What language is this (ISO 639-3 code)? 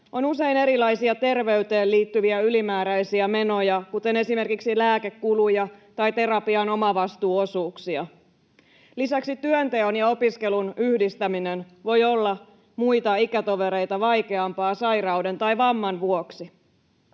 fin